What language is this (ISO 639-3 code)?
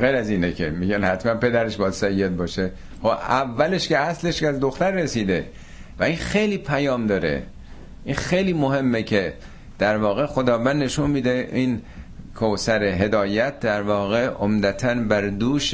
fas